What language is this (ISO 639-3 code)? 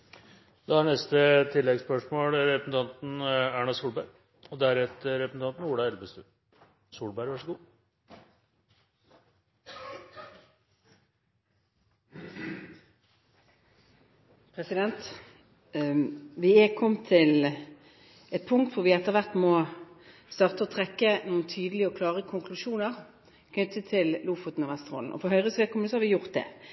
nor